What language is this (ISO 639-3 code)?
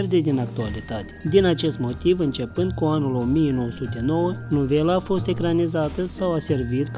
ron